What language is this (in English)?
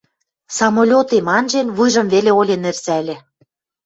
Western Mari